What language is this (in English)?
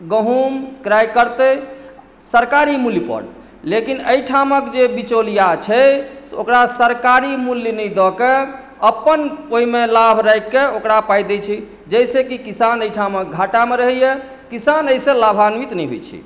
Maithili